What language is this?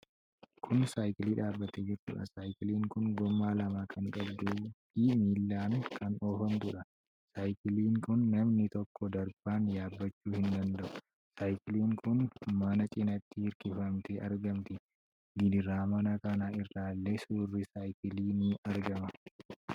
Oromo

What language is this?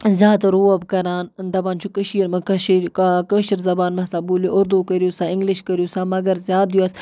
Kashmiri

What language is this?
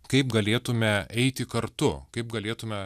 Lithuanian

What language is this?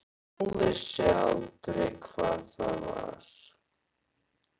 Icelandic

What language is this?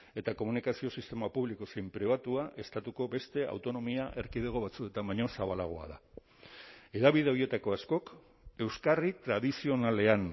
Basque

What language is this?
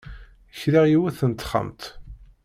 Kabyle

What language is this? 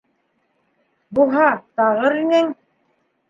Bashkir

